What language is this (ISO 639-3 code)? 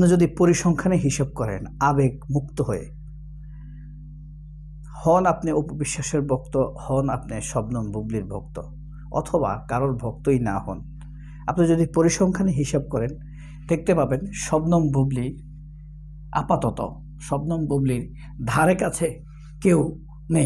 ara